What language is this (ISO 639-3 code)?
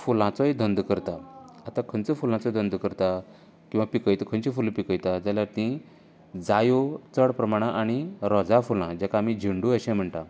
kok